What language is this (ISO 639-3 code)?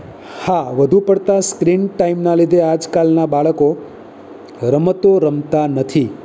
guj